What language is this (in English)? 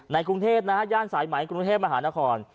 Thai